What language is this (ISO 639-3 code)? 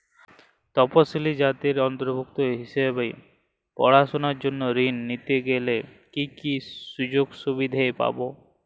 ben